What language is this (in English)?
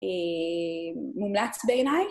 Hebrew